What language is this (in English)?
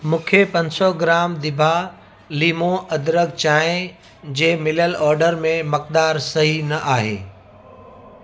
Sindhi